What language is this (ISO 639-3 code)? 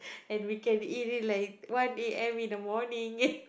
eng